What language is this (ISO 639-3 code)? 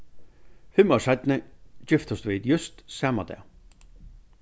fao